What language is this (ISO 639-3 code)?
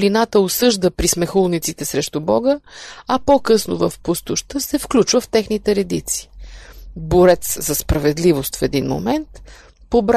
bul